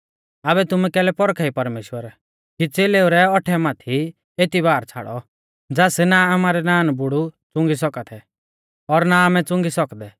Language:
Mahasu Pahari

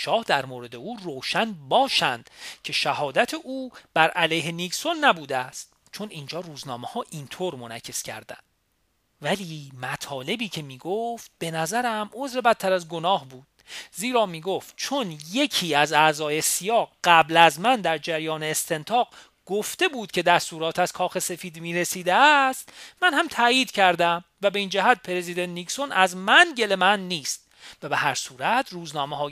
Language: Persian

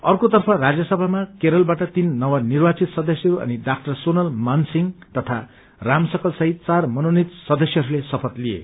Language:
Nepali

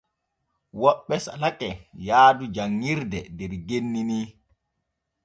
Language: Borgu Fulfulde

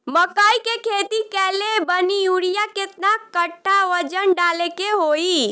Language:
Bhojpuri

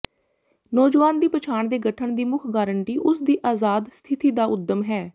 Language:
Punjabi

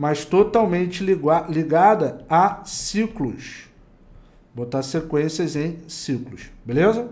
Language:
Portuguese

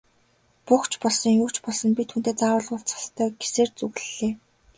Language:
Mongolian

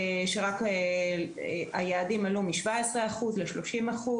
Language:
Hebrew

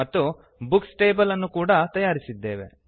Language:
Kannada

